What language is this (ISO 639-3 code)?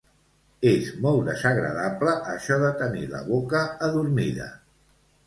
cat